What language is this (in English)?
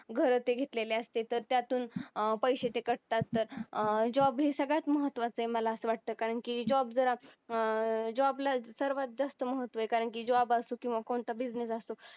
Marathi